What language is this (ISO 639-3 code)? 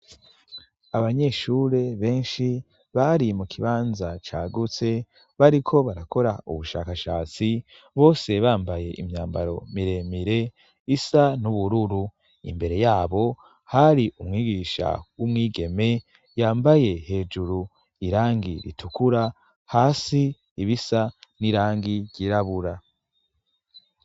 run